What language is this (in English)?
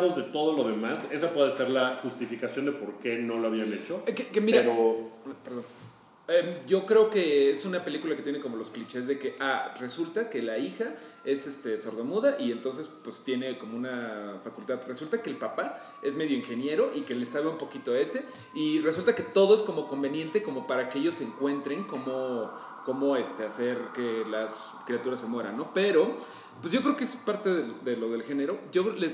Spanish